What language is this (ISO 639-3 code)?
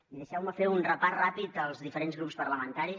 cat